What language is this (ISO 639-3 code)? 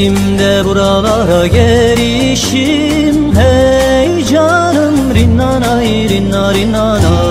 tur